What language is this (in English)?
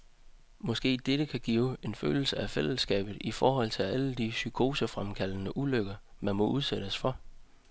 Danish